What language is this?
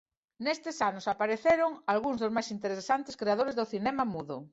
Galician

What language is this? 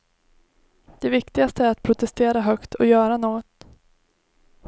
Swedish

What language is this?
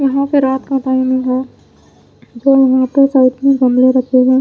Hindi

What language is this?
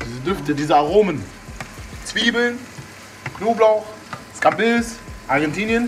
German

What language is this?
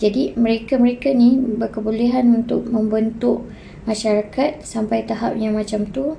Malay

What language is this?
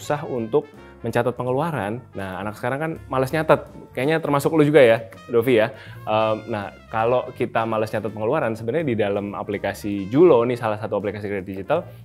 Indonesian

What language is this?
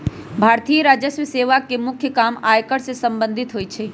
Magahi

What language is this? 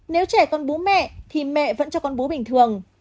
Vietnamese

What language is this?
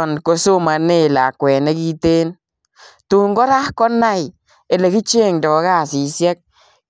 Kalenjin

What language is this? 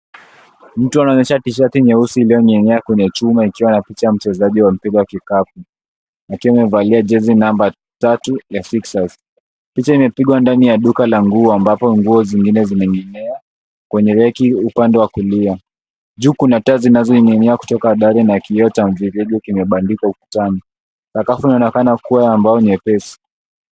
Swahili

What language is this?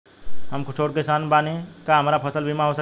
Bhojpuri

